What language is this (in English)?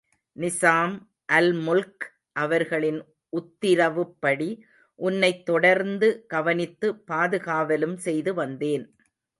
Tamil